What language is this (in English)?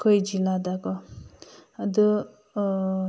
Manipuri